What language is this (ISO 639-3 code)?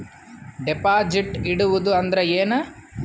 kan